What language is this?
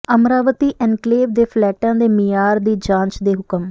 Punjabi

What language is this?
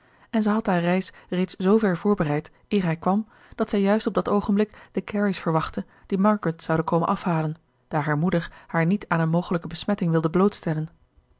Dutch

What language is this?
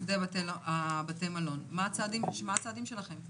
Hebrew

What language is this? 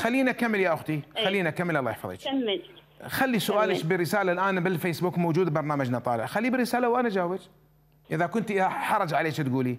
Arabic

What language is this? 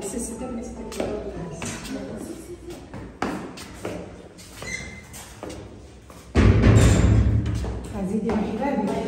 Arabic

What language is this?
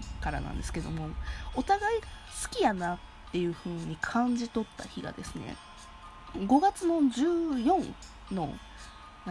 Japanese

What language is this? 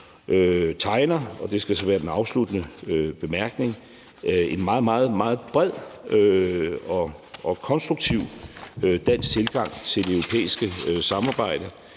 Danish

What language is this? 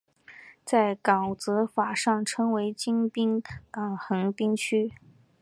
Chinese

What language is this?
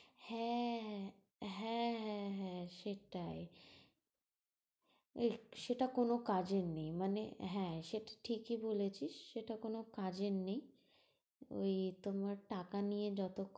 Bangla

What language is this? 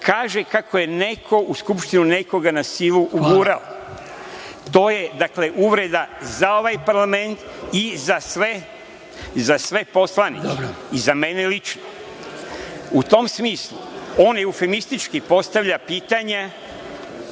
Serbian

